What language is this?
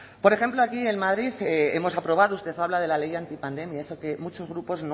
Spanish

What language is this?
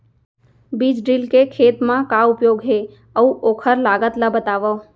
Chhattisgarhi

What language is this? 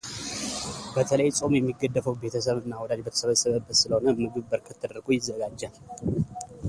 Amharic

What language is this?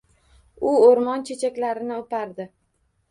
Uzbek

